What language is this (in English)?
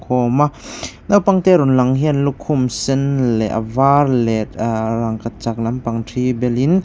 Mizo